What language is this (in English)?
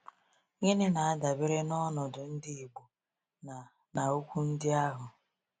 Igbo